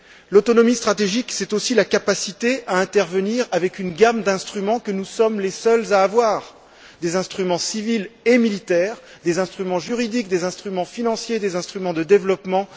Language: French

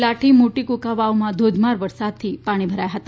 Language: Gujarati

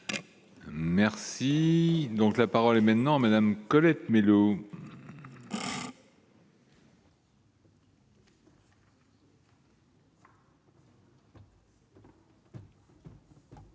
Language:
French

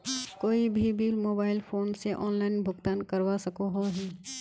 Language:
Magahi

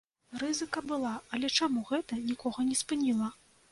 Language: Belarusian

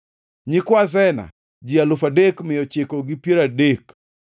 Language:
Luo (Kenya and Tanzania)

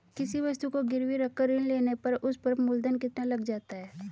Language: Hindi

